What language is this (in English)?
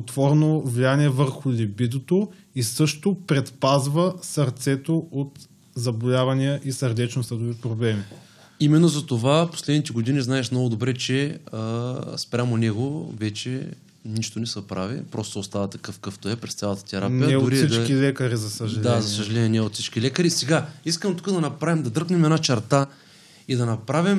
Bulgarian